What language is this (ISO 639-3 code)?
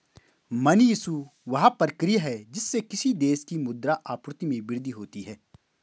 hin